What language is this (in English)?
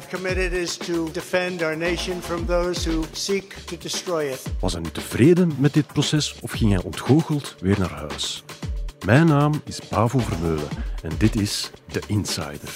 Dutch